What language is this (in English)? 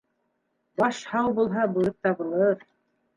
Bashkir